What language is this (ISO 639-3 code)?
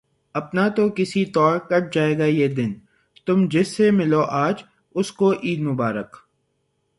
urd